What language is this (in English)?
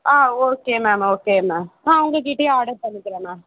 Tamil